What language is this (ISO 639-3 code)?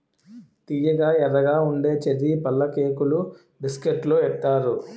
tel